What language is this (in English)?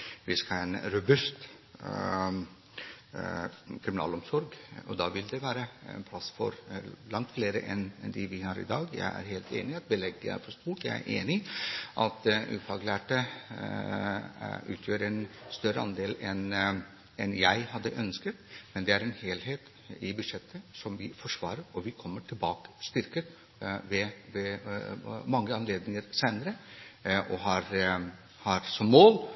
Norwegian Bokmål